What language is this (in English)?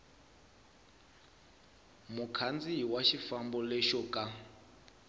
Tsonga